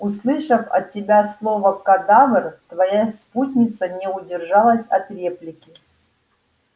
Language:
Russian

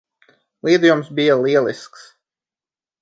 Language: Latvian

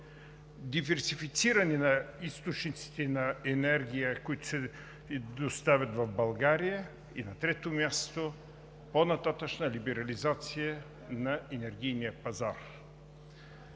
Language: Bulgarian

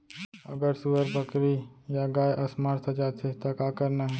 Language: Chhattisgarhi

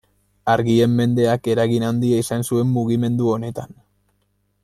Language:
Basque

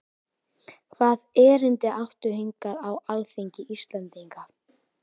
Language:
Icelandic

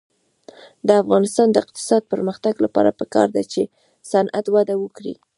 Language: Pashto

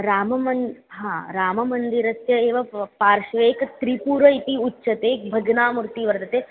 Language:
Sanskrit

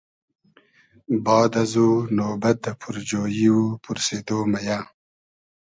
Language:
Hazaragi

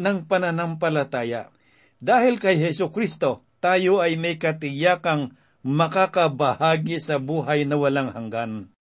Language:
Filipino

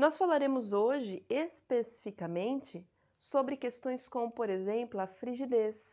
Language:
Portuguese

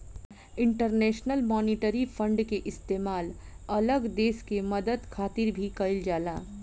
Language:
Bhojpuri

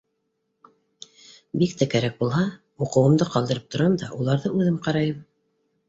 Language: Bashkir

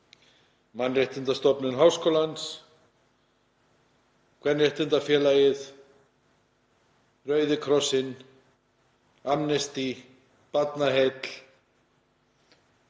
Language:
Icelandic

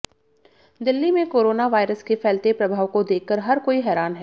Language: Hindi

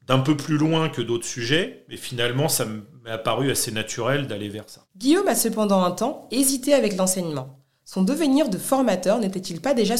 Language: French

